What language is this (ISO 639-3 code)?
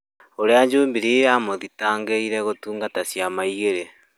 kik